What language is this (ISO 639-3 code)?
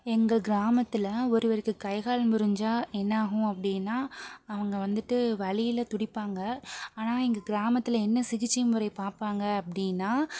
tam